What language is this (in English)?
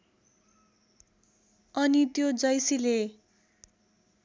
Nepali